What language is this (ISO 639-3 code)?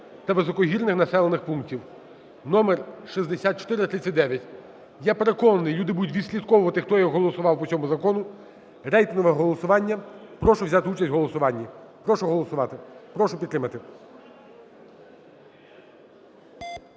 ukr